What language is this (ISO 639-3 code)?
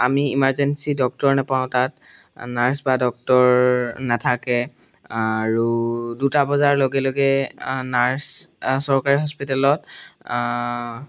asm